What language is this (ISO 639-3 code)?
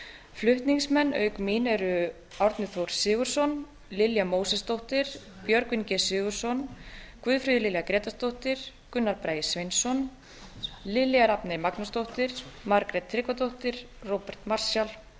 isl